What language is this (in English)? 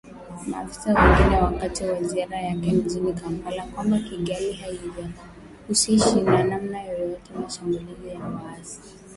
Swahili